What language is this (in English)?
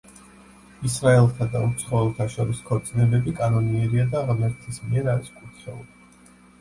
Georgian